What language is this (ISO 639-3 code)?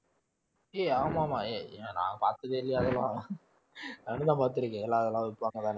tam